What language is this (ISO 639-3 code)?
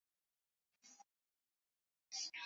swa